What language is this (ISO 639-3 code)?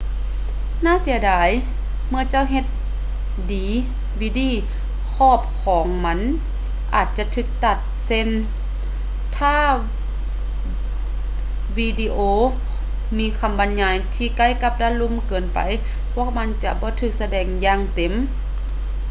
lao